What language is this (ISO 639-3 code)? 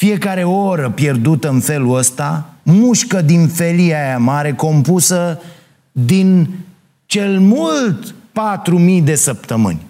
ron